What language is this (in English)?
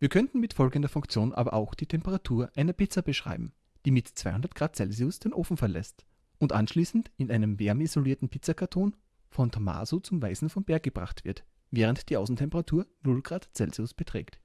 German